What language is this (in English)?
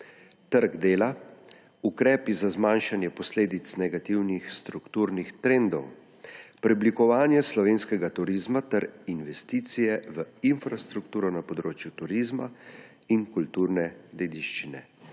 Slovenian